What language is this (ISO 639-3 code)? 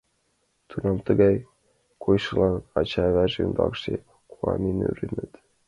chm